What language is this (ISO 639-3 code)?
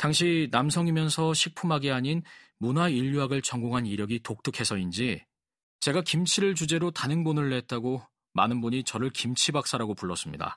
kor